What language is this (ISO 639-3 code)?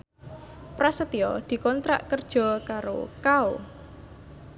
jav